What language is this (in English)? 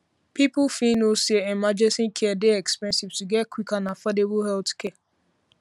Nigerian Pidgin